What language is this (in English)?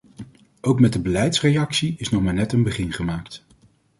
Dutch